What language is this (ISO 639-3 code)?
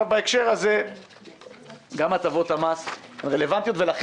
heb